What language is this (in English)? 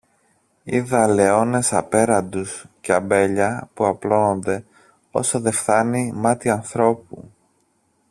Greek